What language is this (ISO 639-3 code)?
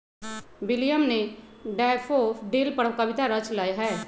mag